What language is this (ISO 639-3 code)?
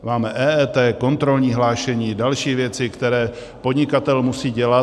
ces